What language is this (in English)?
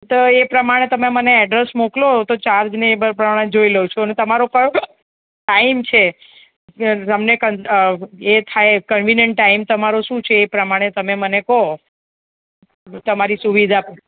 Gujarati